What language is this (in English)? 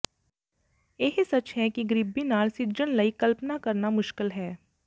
Punjabi